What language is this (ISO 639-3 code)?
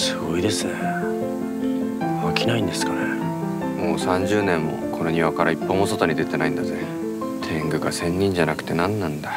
jpn